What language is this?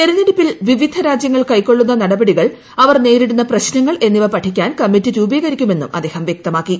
Malayalam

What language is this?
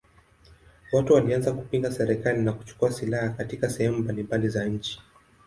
Swahili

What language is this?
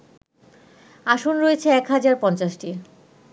Bangla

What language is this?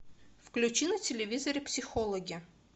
Russian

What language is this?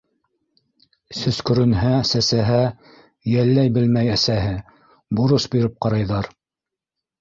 Bashkir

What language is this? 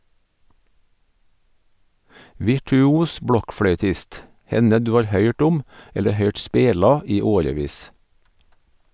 Norwegian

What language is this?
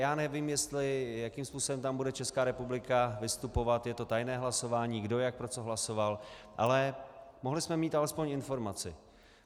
Czech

